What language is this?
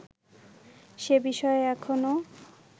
Bangla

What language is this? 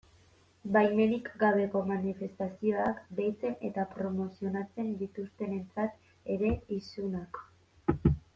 Basque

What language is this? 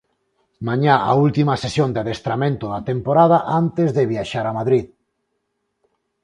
Galician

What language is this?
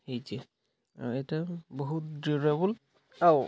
Odia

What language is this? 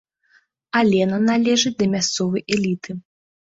Belarusian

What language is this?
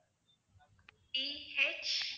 Tamil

